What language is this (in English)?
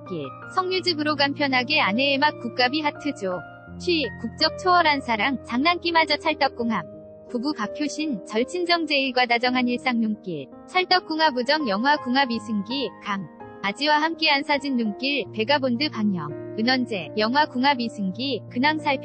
Korean